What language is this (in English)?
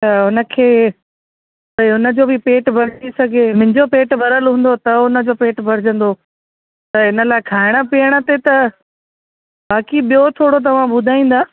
Sindhi